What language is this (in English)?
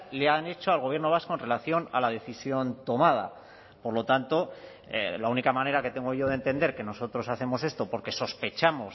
Spanish